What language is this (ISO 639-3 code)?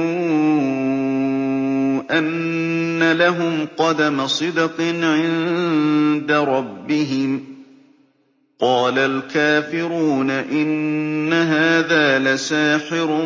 ara